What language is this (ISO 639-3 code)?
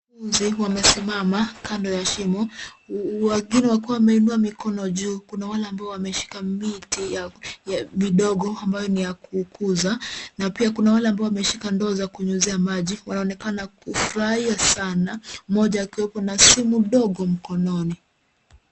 swa